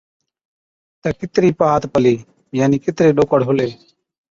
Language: Od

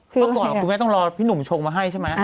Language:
Thai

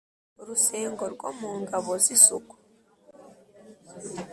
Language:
Kinyarwanda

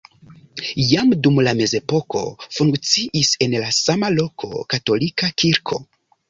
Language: Esperanto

